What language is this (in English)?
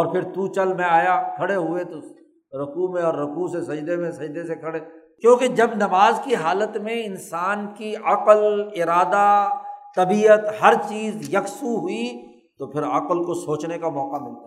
Urdu